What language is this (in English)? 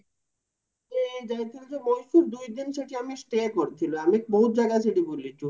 Odia